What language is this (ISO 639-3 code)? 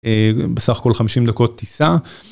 heb